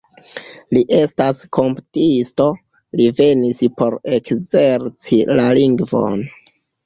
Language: Esperanto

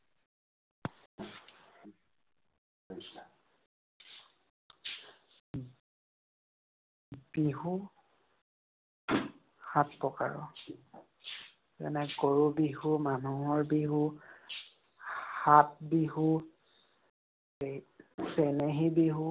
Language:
Assamese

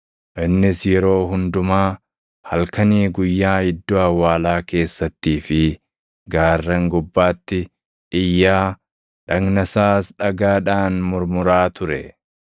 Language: Oromo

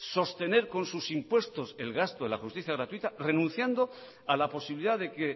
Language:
Spanish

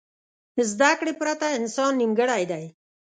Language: Pashto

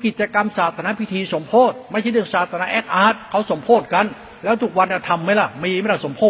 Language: Thai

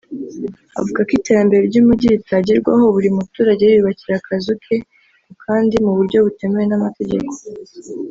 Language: Kinyarwanda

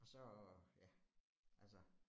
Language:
Danish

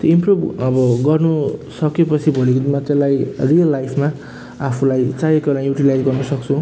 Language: Nepali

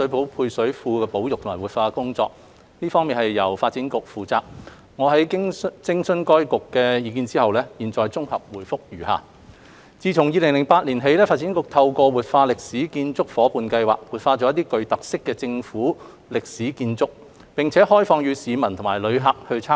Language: Cantonese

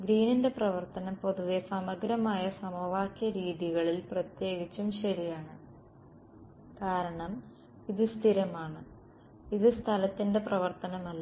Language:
Malayalam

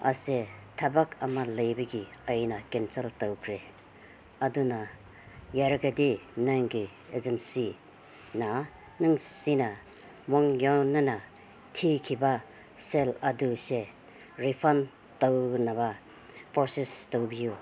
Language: Manipuri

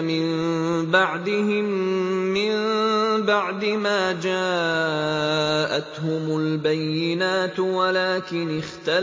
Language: Arabic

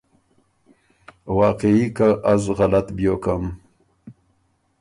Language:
Ormuri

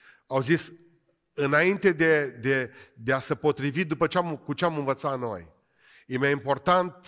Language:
Romanian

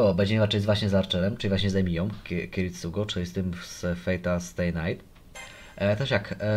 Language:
Polish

